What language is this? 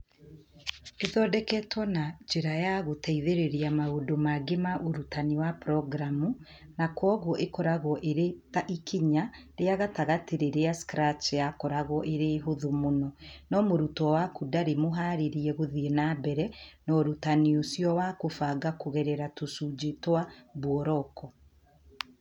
Kikuyu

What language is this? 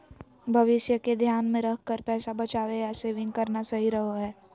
Magahi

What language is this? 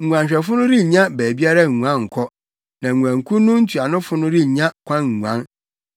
Akan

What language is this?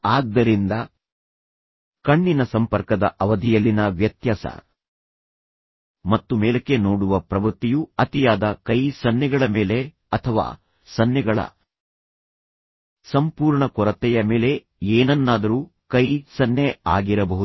Kannada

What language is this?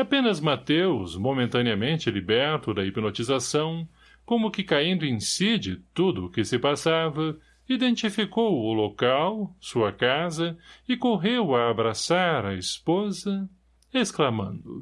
Portuguese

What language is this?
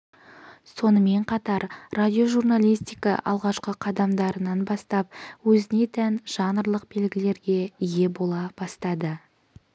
Kazakh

